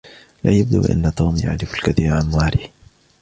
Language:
Arabic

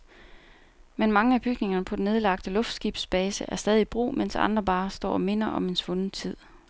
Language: Danish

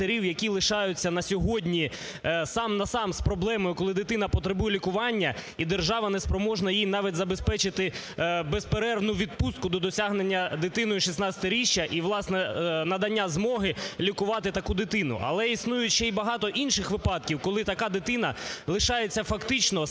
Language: Ukrainian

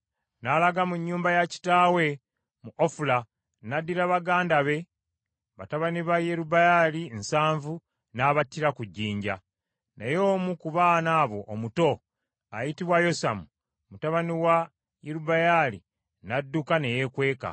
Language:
Ganda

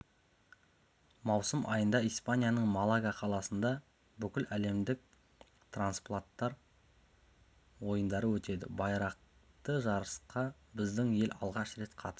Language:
Kazakh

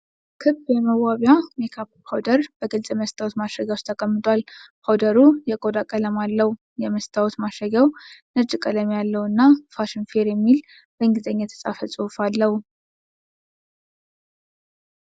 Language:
Amharic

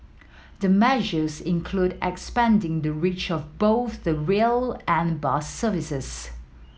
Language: English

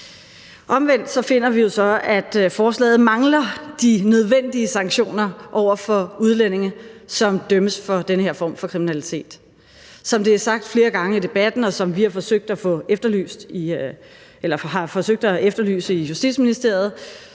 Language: Danish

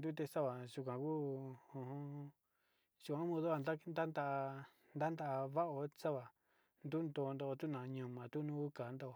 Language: Sinicahua Mixtec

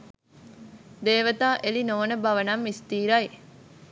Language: Sinhala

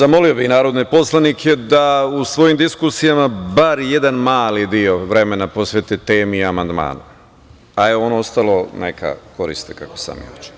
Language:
Serbian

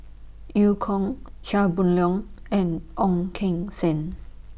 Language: English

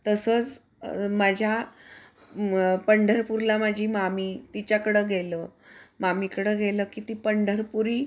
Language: Marathi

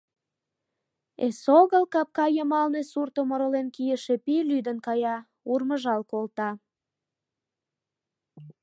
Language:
Mari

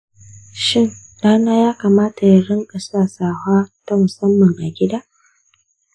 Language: Hausa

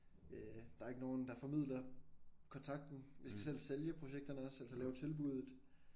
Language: Danish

